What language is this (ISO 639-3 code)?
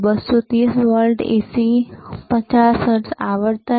guj